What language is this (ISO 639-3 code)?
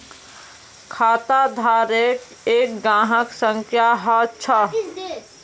mag